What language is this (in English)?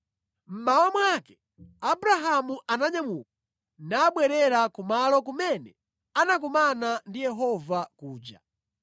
Nyanja